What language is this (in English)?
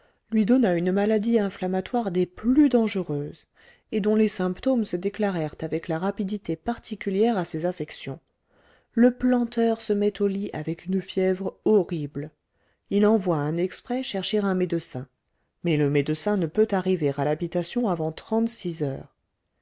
French